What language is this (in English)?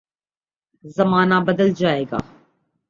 Urdu